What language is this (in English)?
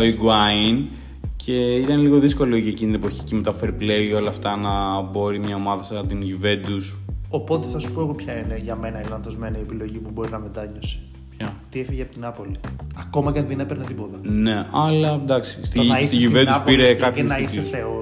Greek